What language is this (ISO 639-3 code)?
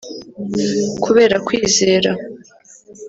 kin